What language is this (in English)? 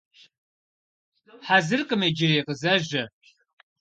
Kabardian